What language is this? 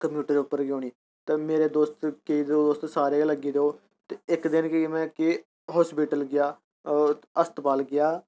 Dogri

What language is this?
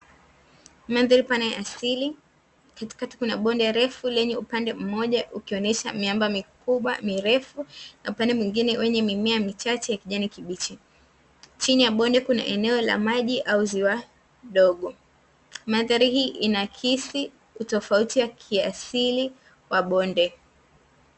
Swahili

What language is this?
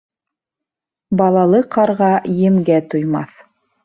Bashkir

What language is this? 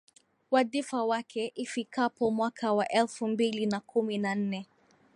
Swahili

